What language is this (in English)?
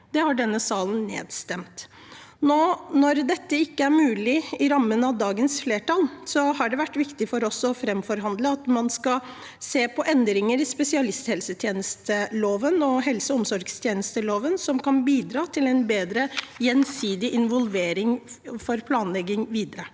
Norwegian